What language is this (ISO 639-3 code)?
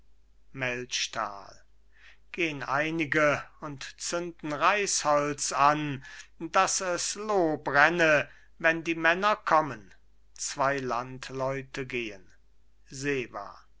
deu